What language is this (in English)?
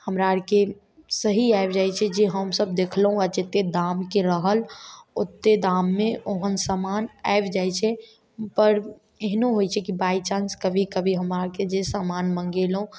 Maithili